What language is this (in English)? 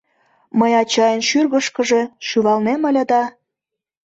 Mari